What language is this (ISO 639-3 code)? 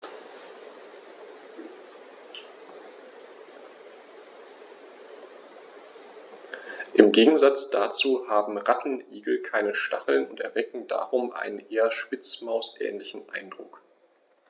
deu